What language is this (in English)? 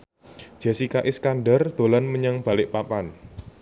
Javanese